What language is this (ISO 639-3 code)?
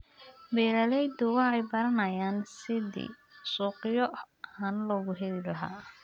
som